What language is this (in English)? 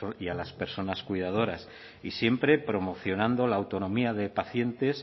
Spanish